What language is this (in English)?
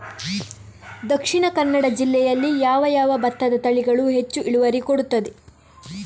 Kannada